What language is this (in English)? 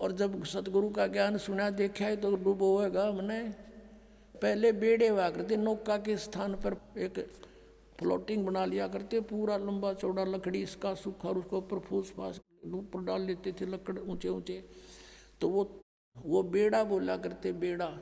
Hindi